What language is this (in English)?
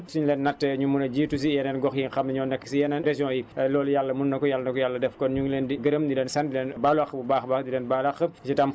Wolof